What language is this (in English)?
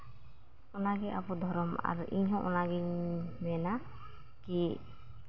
Santali